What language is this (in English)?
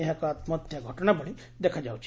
Odia